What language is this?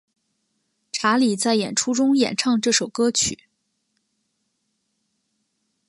Chinese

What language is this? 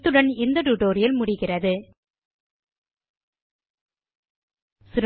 Tamil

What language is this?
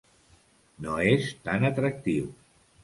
Catalan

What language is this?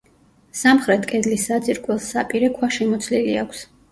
Georgian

